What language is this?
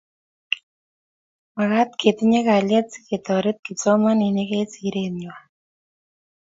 Kalenjin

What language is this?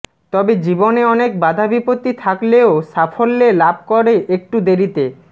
Bangla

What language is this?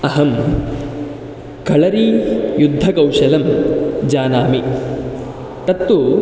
Sanskrit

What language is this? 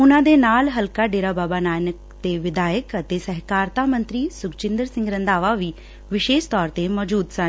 Punjabi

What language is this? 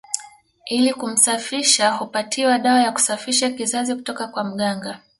Swahili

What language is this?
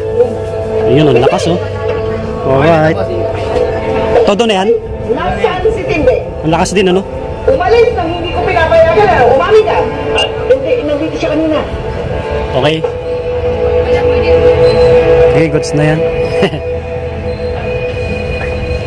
Filipino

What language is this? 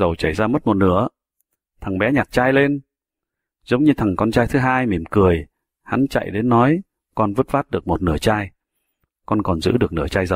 Vietnamese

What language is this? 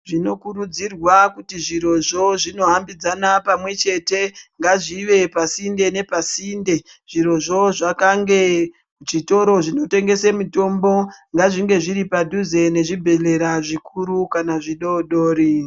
Ndau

